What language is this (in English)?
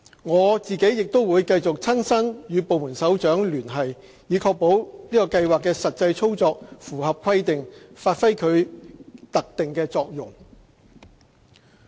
Cantonese